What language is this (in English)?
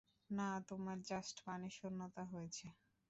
Bangla